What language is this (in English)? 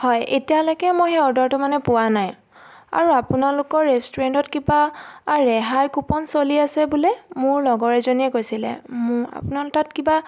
Assamese